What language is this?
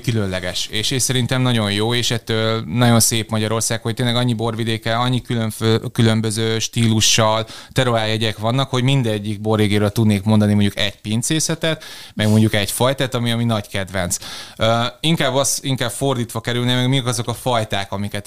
Hungarian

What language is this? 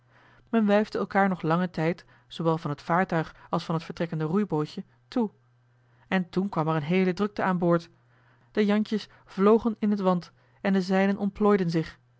Dutch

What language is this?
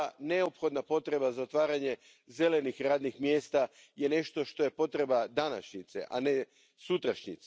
Croatian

